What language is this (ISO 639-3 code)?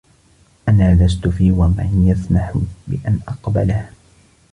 ara